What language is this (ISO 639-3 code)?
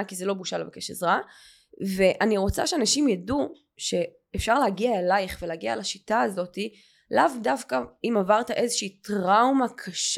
heb